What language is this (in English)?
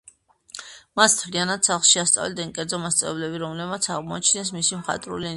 Georgian